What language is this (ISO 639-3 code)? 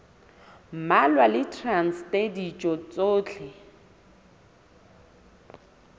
sot